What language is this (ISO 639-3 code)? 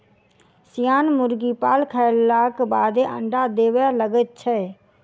mai